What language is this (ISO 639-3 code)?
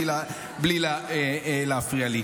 heb